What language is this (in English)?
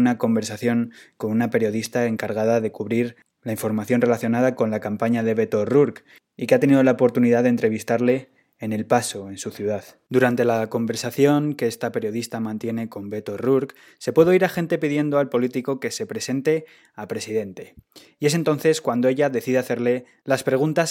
Spanish